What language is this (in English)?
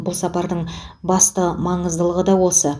Kazakh